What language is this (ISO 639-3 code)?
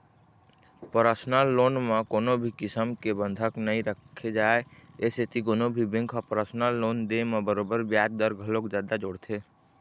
hne